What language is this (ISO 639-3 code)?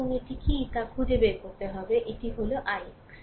ben